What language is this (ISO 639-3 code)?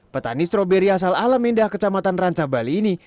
ind